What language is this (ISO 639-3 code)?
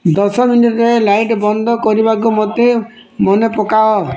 ori